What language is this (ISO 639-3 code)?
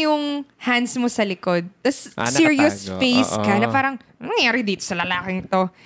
fil